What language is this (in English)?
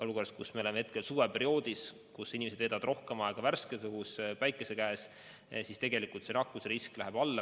Estonian